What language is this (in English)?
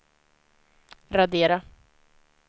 Swedish